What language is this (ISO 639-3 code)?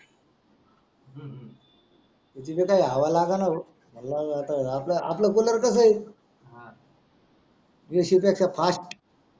mar